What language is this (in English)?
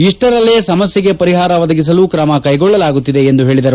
Kannada